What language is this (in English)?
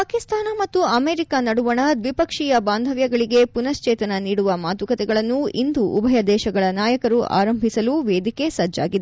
Kannada